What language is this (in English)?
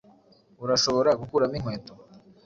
Kinyarwanda